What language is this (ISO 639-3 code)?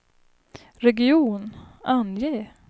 swe